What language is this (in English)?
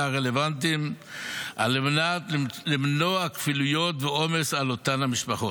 Hebrew